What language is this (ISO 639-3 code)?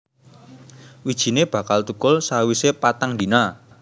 jav